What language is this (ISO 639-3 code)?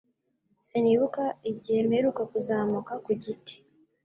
kin